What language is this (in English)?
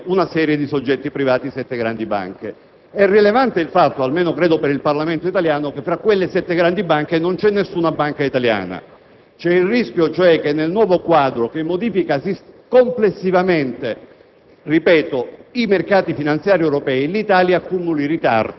Italian